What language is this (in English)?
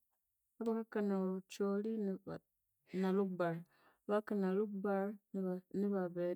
Konzo